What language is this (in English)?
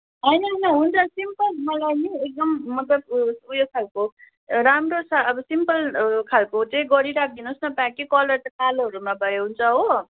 Nepali